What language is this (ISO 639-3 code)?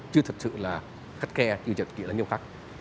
vie